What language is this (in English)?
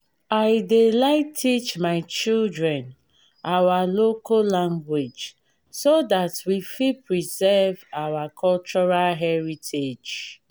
Nigerian Pidgin